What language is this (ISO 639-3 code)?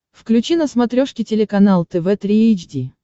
rus